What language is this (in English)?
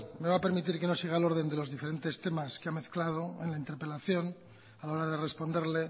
Spanish